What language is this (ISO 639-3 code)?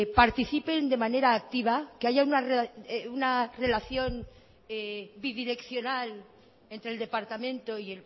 spa